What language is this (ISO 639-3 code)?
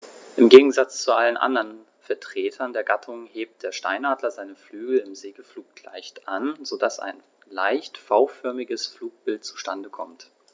deu